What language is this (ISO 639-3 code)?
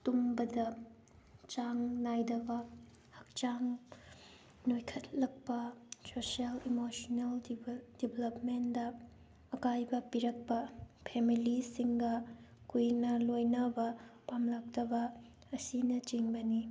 mni